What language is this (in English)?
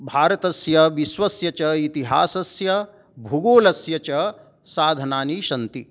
Sanskrit